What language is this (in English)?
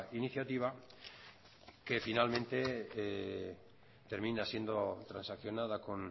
Spanish